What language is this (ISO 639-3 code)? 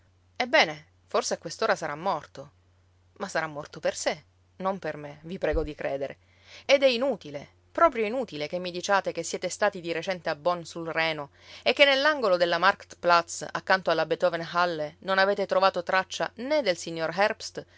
ita